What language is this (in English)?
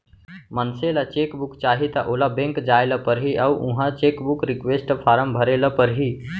Chhattisgarhi